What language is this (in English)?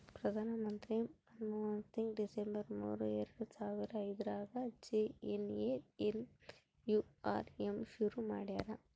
Kannada